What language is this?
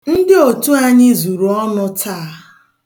Igbo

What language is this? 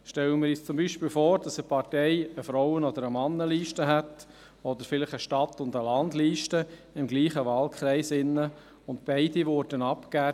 Swiss German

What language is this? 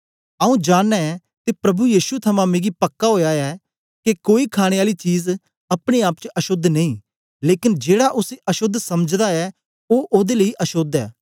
Dogri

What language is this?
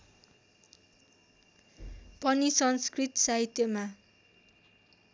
Nepali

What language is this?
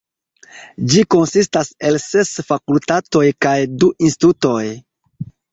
Esperanto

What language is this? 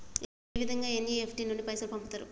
Telugu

